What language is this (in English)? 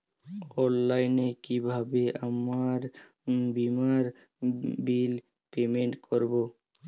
Bangla